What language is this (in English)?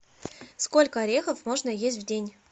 Russian